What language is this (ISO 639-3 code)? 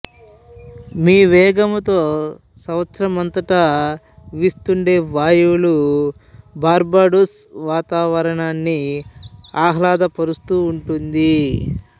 tel